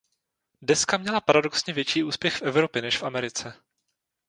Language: Czech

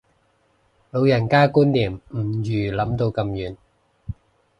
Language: Cantonese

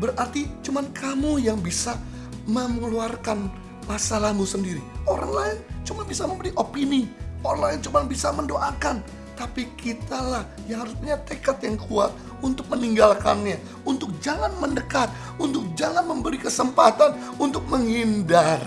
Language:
Indonesian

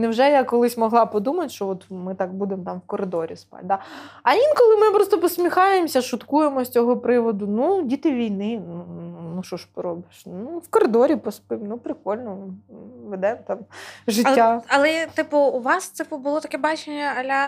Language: Ukrainian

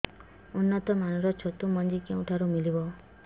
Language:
Odia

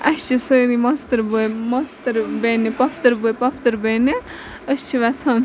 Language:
Kashmiri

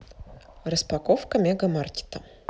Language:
Russian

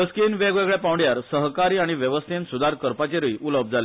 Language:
Konkani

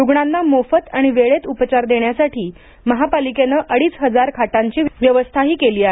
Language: Marathi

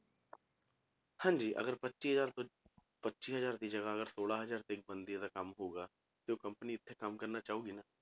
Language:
Punjabi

